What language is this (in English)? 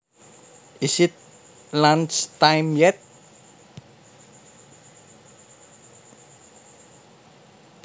Javanese